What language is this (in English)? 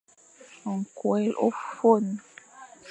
Fang